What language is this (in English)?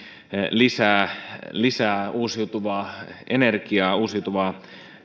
Finnish